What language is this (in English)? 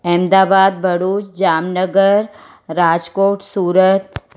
Sindhi